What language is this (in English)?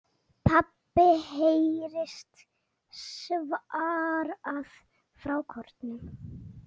Icelandic